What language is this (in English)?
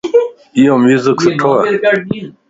Lasi